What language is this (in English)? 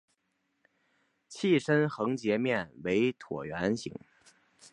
Chinese